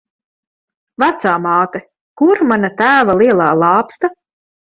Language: Latvian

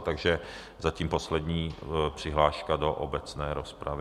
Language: Czech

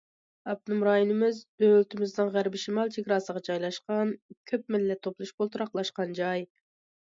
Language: Uyghur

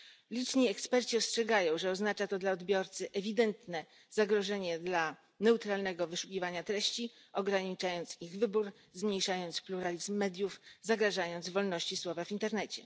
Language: Polish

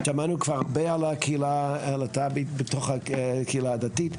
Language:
Hebrew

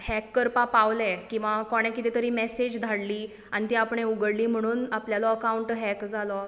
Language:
Konkani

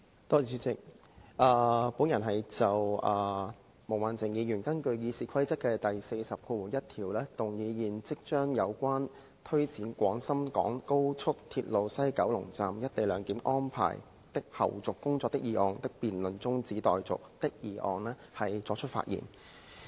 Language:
Cantonese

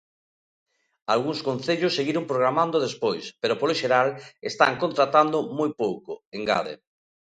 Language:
Galician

